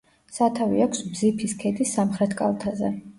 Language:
Georgian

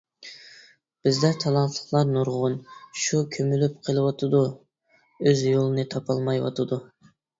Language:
Uyghur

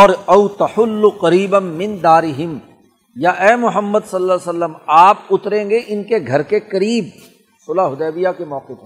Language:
Urdu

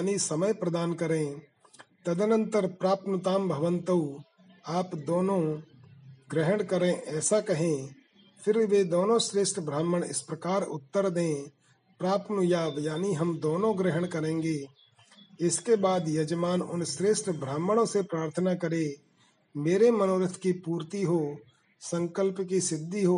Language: Hindi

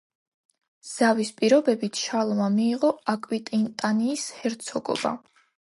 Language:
Georgian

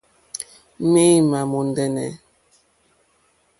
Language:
Mokpwe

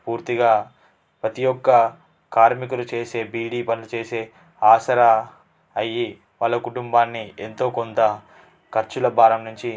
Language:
Telugu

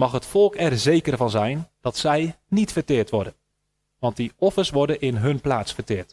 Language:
Dutch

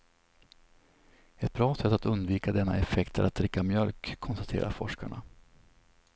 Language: Swedish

